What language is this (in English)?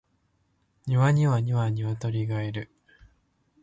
Japanese